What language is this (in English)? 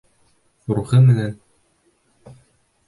Bashkir